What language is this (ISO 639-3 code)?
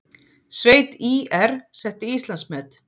isl